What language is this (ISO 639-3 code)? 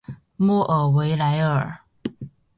zho